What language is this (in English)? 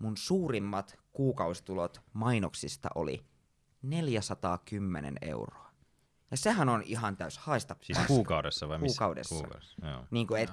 Finnish